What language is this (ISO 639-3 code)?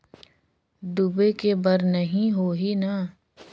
hne